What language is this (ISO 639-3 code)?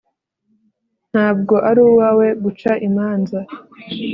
kin